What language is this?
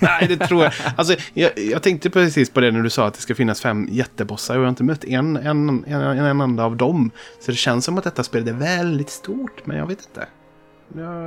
Swedish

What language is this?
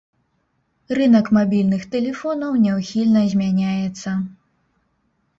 Belarusian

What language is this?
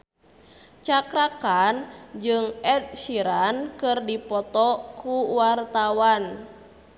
Sundanese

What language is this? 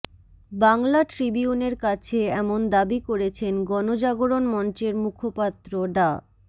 Bangla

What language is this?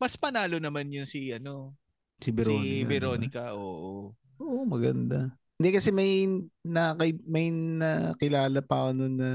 Filipino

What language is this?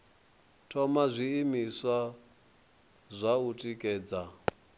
Venda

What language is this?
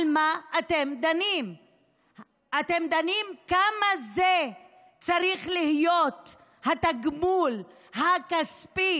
Hebrew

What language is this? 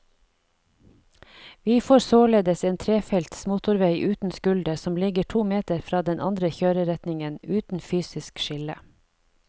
Norwegian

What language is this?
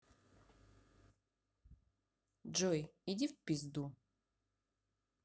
Russian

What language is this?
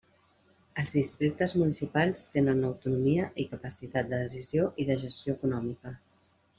Catalan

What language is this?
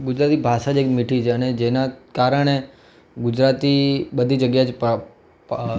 Gujarati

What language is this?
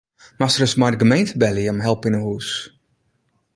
Western Frisian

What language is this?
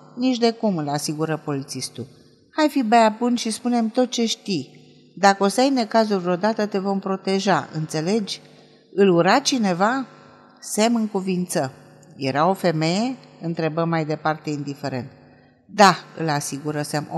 Romanian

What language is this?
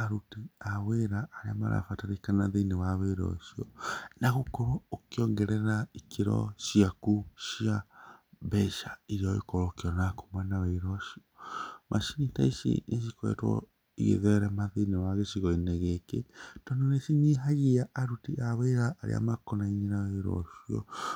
Kikuyu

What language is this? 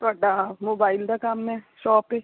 Punjabi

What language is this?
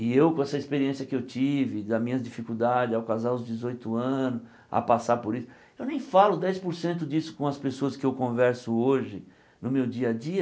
Portuguese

